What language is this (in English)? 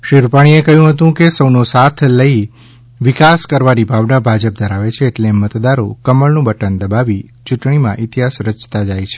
Gujarati